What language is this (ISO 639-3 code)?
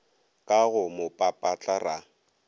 nso